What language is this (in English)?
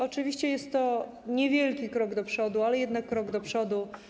Polish